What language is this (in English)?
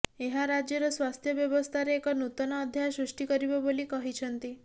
Odia